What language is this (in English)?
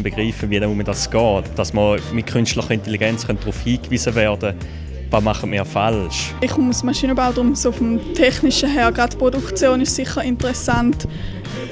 German